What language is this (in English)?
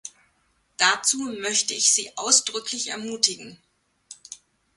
German